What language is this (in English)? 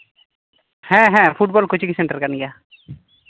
Santali